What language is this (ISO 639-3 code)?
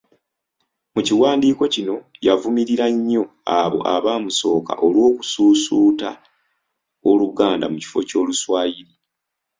lug